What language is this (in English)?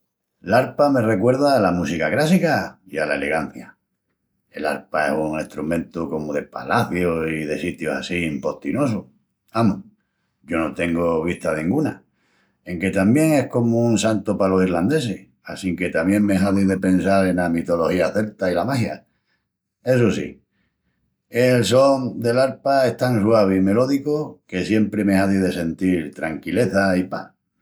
Extremaduran